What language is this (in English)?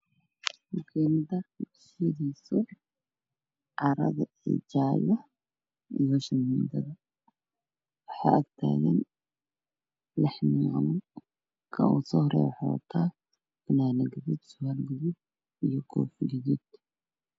Somali